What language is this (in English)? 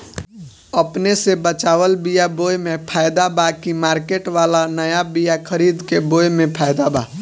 Bhojpuri